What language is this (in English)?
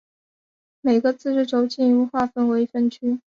Chinese